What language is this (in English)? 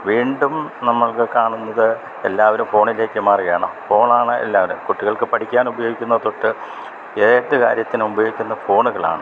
Malayalam